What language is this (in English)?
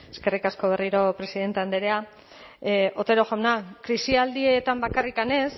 Basque